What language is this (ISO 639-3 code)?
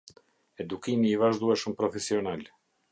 sqi